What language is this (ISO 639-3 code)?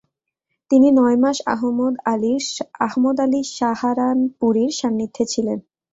ben